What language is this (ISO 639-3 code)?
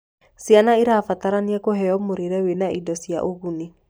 kik